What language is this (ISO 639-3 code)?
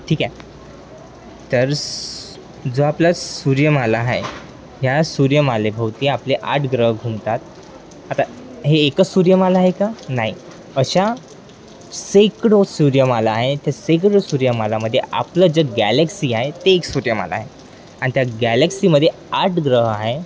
mar